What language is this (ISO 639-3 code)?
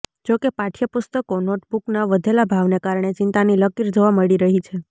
guj